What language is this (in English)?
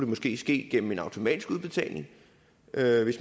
Danish